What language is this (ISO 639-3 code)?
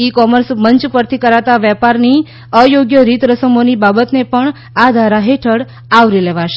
guj